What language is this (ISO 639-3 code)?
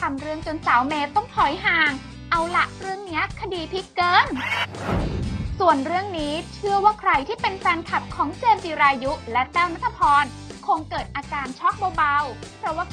tha